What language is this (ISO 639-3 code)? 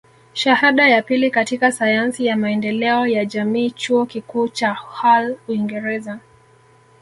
swa